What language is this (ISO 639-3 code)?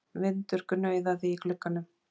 isl